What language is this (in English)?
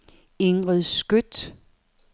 Danish